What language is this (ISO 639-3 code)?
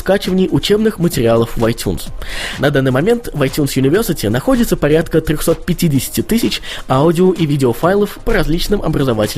rus